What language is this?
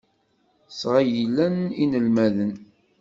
Kabyle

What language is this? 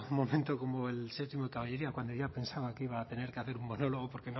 Spanish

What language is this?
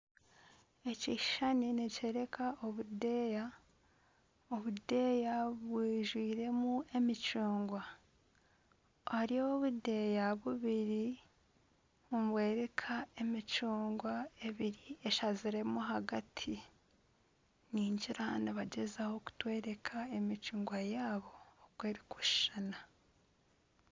Nyankole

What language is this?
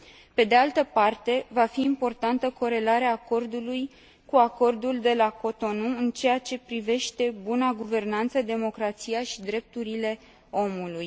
Romanian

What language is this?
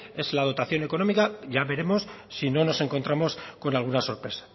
Spanish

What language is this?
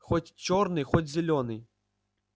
Russian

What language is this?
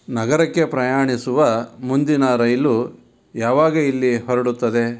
Kannada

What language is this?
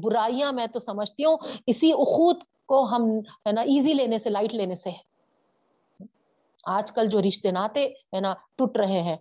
Urdu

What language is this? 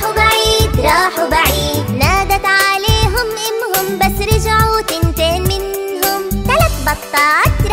Arabic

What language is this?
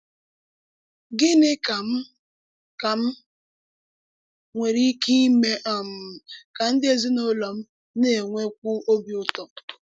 Igbo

